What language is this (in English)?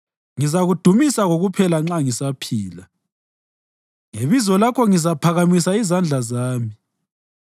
North Ndebele